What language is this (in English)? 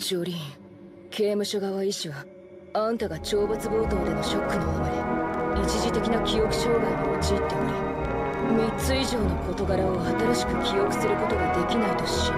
Japanese